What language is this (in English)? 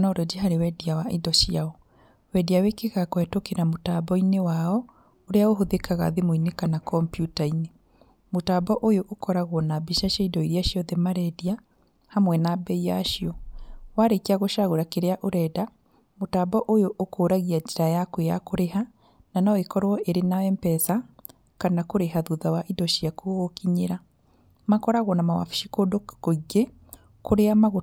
Kikuyu